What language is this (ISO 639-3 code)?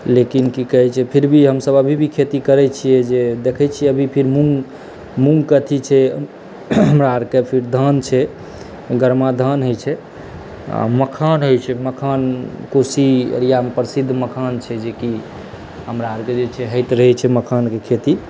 mai